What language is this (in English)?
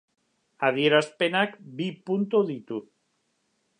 Basque